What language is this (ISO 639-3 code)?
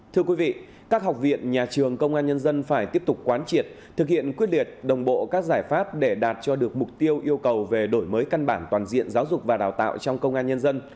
vie